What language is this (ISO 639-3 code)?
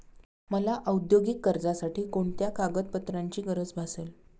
mar